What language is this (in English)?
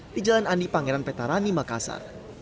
Indonesian